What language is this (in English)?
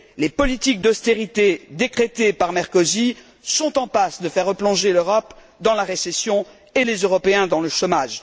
French